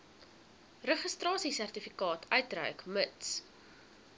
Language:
Afrikaans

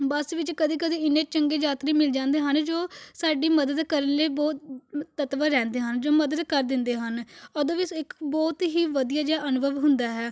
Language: Punjabi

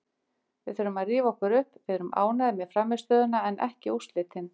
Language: Icelandic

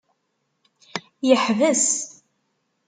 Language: Kabyle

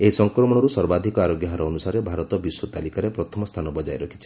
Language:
Odia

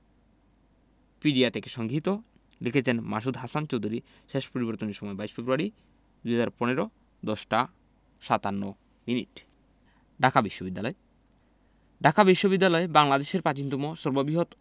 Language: Bangla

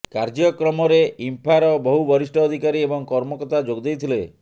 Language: Odia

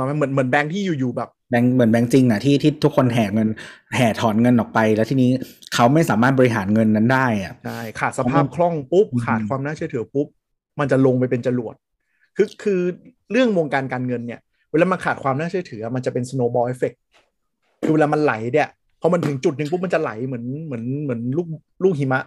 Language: Thai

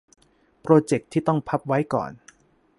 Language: Thai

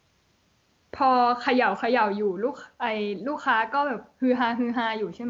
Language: Thai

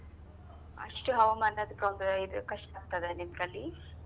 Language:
Kannada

